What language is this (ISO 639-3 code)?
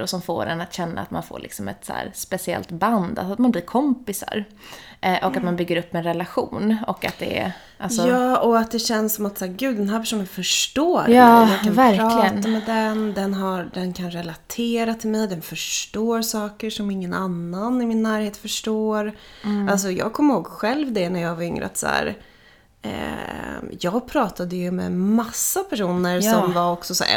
swe